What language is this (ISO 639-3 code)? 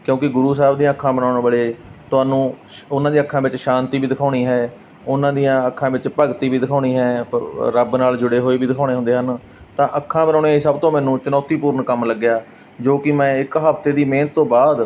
pan